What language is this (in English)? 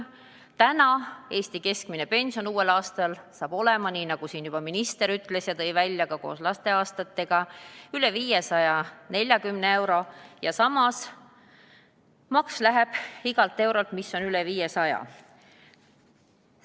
Estonian